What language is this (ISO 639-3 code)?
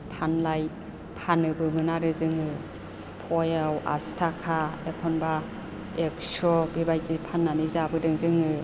brx